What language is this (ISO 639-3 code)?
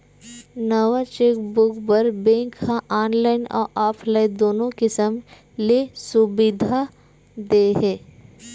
hne